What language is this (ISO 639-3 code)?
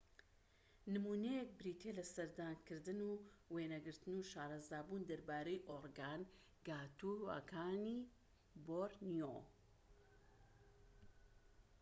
ckb